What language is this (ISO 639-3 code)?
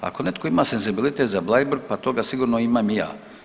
hrv